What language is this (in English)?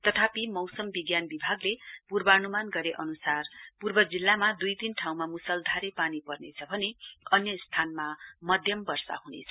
Nepali